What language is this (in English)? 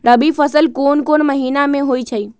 Magahi